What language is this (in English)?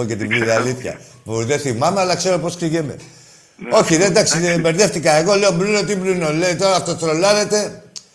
Greek